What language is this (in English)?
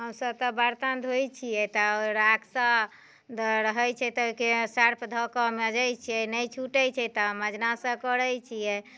Maithili